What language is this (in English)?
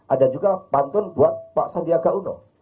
Indonesian